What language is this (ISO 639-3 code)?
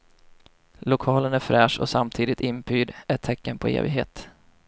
swe